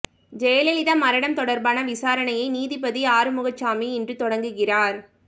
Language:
Tamil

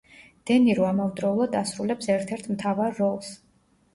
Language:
Georgian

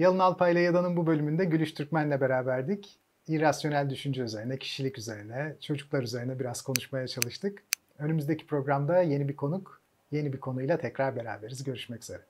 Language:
Turkish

